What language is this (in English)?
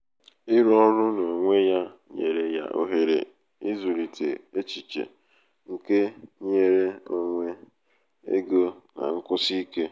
Igbo